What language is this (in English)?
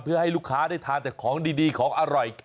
Thai